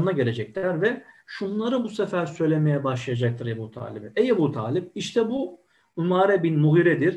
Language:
Turkish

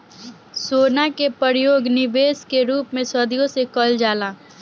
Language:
Bhojpuri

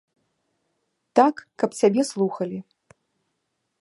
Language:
Belarusian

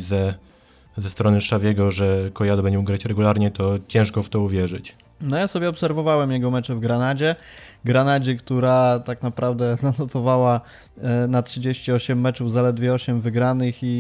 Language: Polish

